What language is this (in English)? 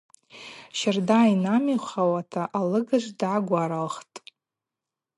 Abaza